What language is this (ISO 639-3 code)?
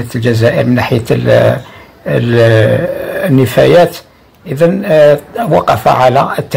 ara